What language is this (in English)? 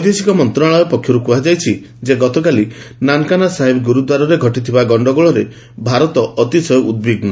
Odia